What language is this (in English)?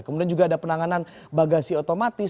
Indonesian